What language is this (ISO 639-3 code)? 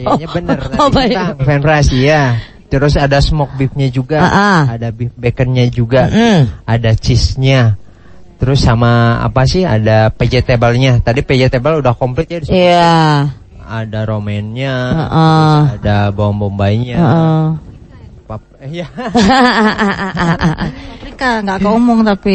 ind